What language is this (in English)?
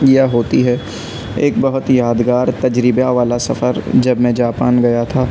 Urdu